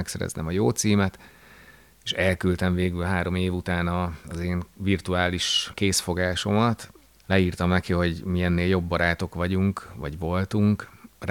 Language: Hungarian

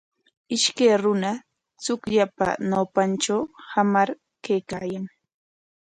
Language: Corongo Ancash Quechua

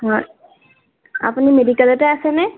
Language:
Assamese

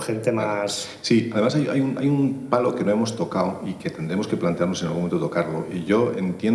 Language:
Spanish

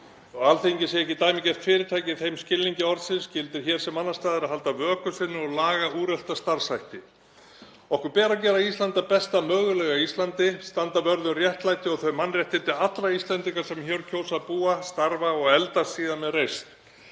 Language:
Icelandic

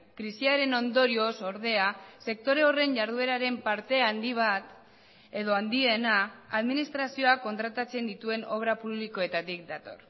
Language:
Basque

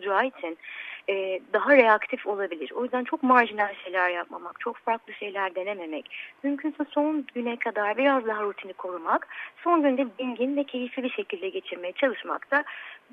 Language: Turkish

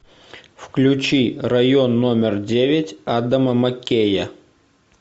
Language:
Russian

